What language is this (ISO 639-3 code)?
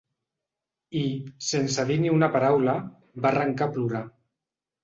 cat